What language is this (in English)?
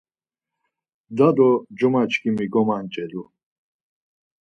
Laz